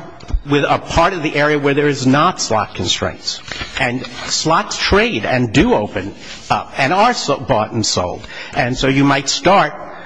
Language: English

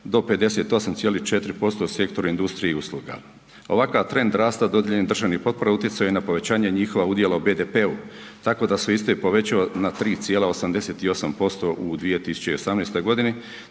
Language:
Croatian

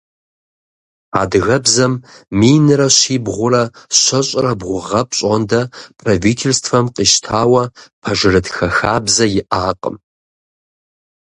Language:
Kabardian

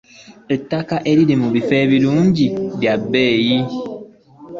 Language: Ganda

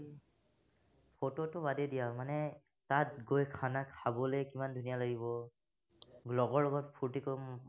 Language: Assamese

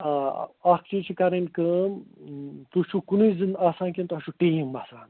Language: Kashmiri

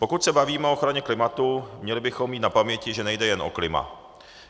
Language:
Czech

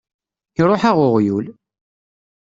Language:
Kabyle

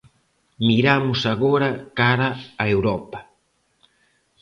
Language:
Galician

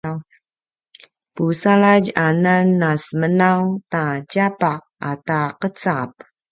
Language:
Paiwan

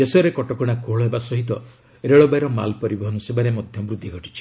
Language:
Odia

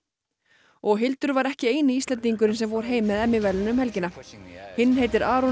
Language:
Icelandic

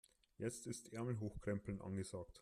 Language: German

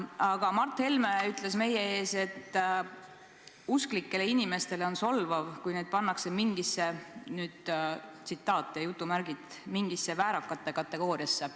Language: Estonian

